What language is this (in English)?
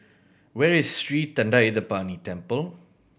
English